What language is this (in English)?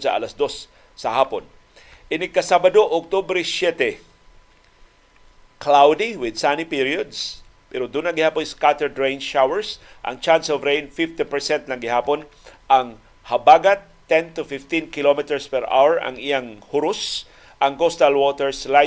Filipino